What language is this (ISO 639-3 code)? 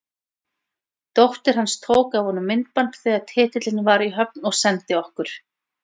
isl